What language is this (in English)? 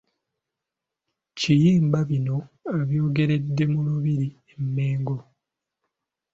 Ganda